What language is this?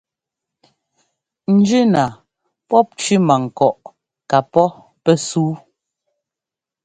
Ngomba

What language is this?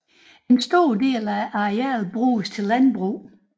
Danish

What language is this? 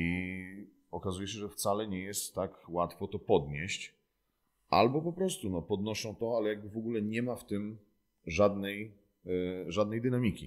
Polish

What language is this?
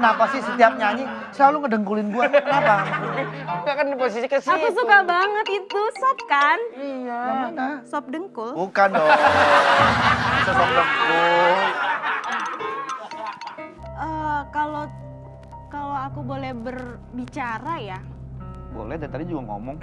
Indonesian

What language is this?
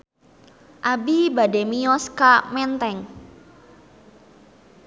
Sundanese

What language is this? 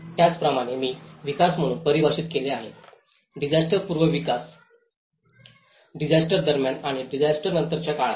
Marathi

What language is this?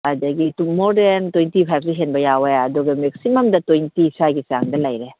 Manipuri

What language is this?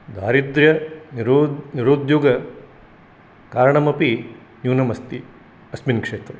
Sanskrit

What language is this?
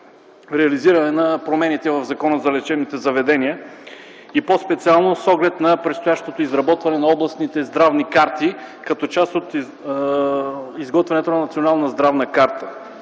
Bulgarian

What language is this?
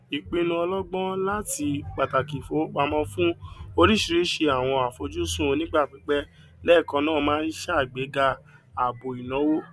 Yoruba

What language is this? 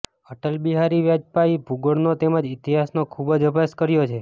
Gujarati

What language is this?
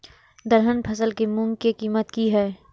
Maithili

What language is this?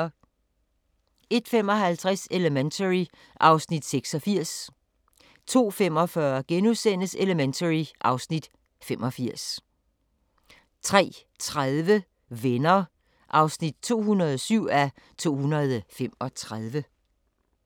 Danish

